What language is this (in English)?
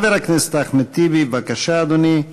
Hebrew